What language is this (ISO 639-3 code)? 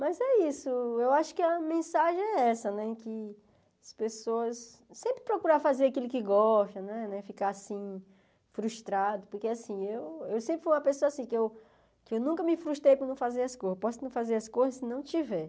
por